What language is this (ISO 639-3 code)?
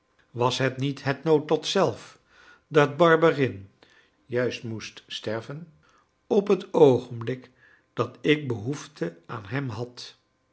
nld